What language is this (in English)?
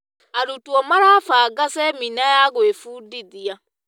Kikuyu